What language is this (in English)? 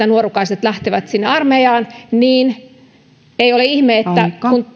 Finnish